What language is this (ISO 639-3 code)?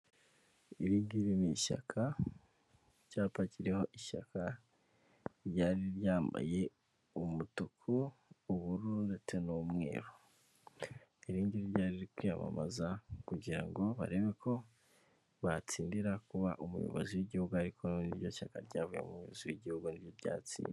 kin